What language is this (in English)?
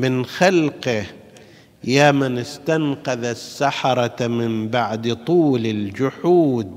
Arabic